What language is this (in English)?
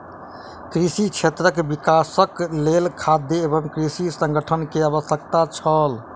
Maithili